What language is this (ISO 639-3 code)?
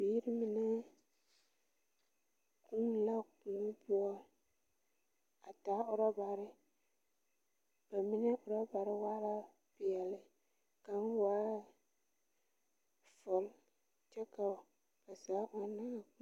dga